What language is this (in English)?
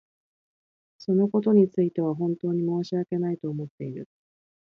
Japanese